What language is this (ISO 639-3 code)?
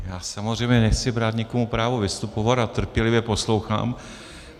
ces